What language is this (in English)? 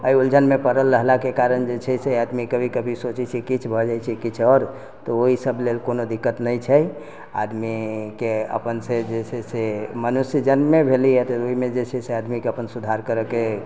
Maithili